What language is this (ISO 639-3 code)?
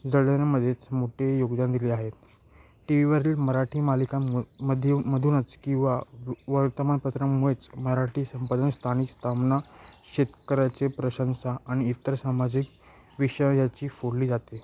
mar